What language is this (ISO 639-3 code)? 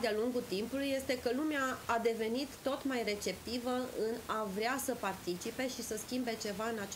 ron